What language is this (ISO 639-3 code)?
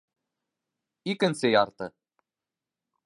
bak